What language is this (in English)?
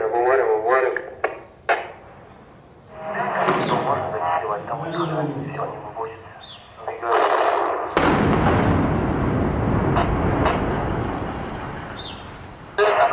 Russian